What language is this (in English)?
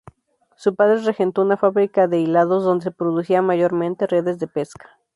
Spanish